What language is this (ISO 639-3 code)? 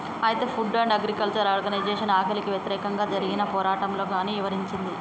tel